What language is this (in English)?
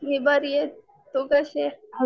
Marathi